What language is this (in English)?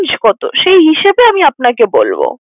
Bangla